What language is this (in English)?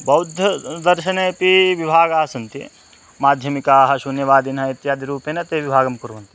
Sanskrit